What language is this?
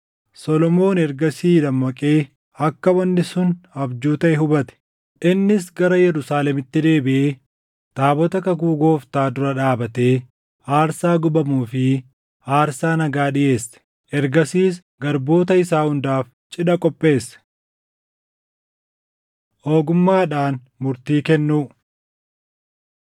Oromo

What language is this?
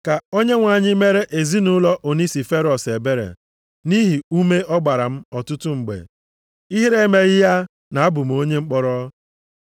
Igbo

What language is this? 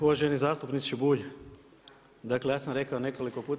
Croatian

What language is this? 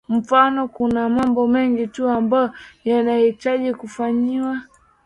Swahili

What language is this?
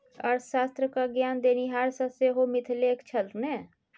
Maithili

